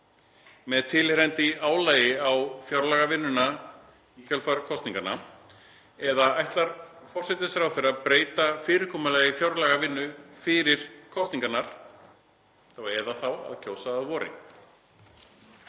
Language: Icelandic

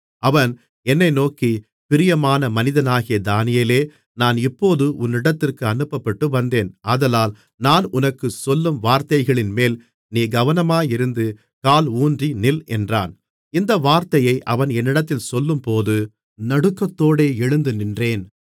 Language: Tamil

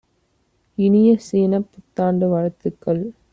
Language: Tamil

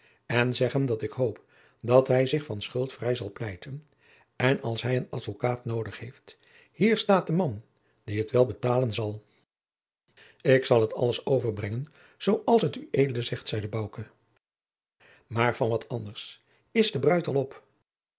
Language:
Dutch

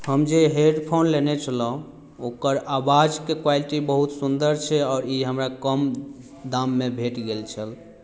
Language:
Maithili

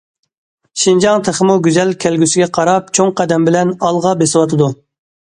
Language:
Uyghur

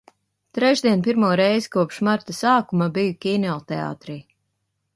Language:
Latvian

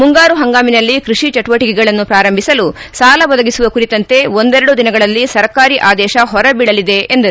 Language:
Kannada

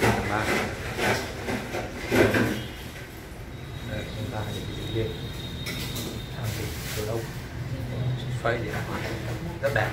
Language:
Vietnamese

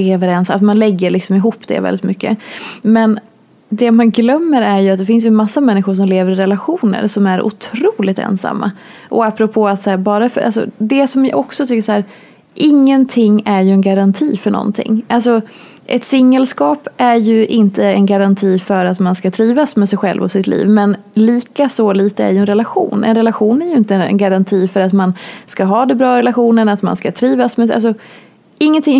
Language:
Swedish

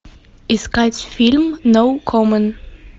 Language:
Russian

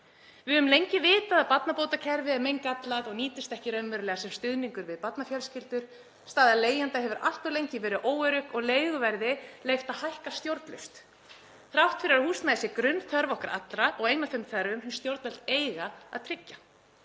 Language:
Icelandic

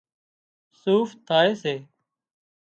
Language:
Wadiyara Koli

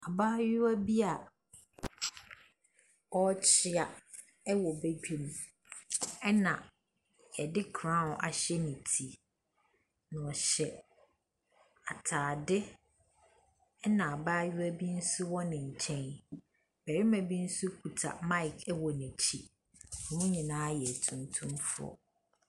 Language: Akan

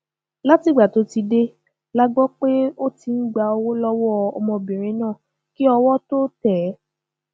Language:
Yoruba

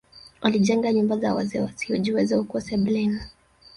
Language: Swahili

